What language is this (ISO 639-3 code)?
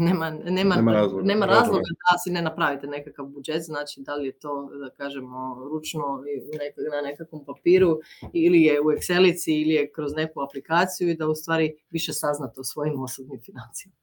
hrv